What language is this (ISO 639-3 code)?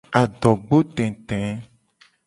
gej